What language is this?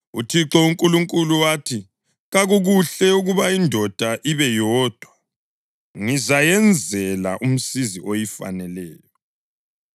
North Ndebele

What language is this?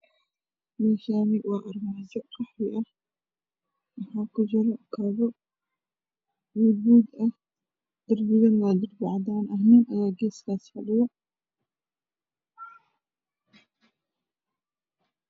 Somali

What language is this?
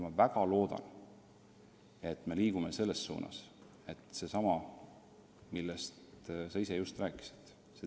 Estonian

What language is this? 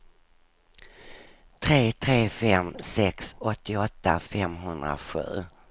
Swedish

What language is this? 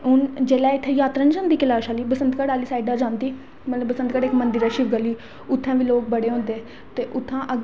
Dogri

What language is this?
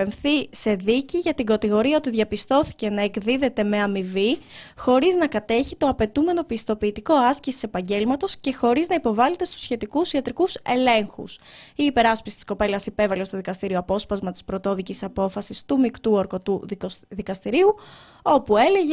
Greek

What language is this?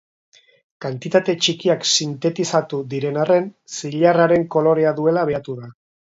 Basque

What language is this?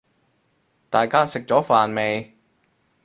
Cantonese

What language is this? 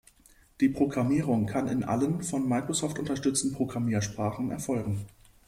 German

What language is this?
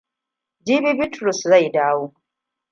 Hausa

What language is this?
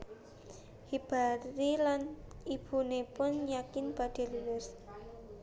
Javanese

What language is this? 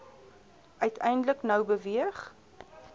Afrikaans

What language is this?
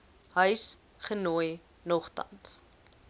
Afrikaans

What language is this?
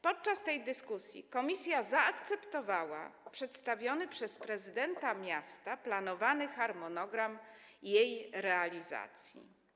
Polish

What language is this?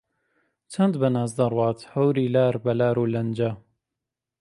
Central Kurdish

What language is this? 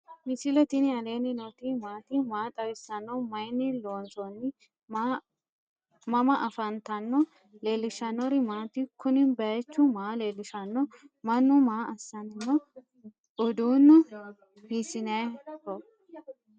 Sidamo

